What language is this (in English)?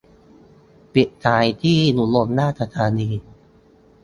Thai